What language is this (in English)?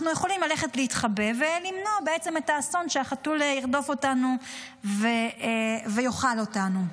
Hebrew